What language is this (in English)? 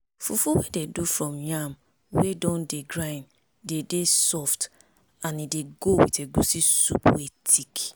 Nigerian Pidgin